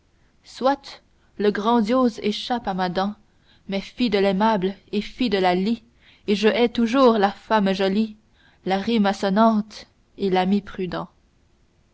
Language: French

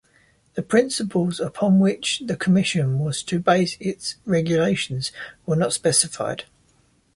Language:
English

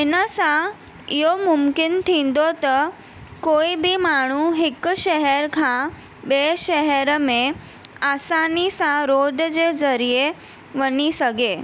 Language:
Sindhi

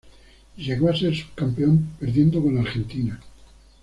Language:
Spanish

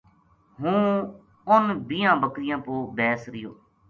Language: Gujari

